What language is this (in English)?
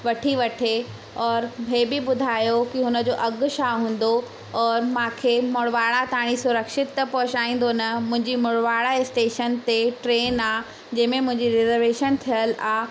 Sindhi